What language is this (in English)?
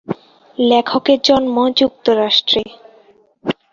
Bangla